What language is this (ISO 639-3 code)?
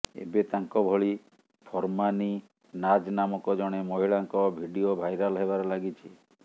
ori